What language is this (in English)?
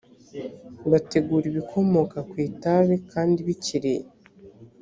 Kinyarwanda